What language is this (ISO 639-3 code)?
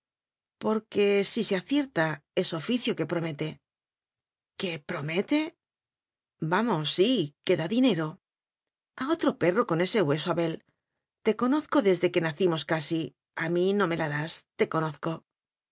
spa